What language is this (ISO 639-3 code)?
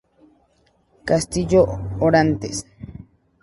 spa